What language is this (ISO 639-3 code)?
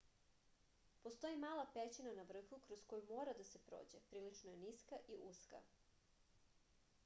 srp